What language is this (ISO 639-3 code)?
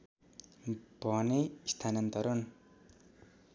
nep